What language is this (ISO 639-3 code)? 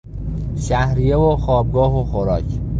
fas